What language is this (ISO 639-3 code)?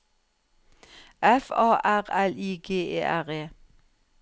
nor